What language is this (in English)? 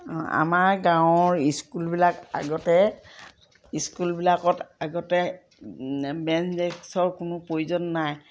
Assamese